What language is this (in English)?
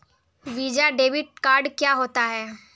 Hindi